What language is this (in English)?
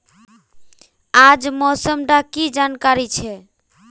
Magahi